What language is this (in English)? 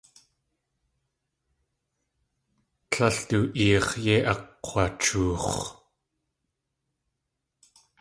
Tlingit